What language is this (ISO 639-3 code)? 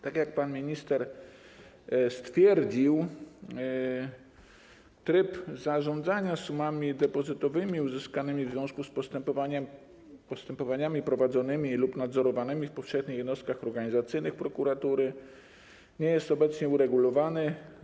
pol